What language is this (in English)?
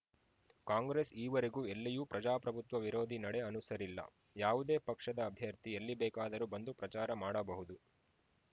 Kannada